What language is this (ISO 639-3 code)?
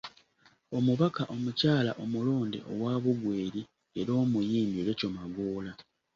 lug